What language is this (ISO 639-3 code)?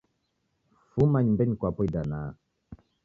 dav